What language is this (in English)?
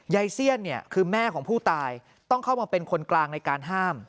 Thai